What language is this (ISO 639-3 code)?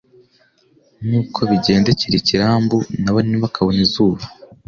kin